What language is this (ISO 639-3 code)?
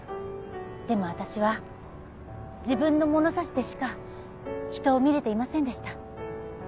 jpn